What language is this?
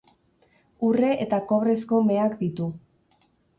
Basque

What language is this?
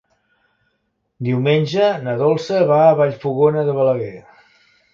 Catalan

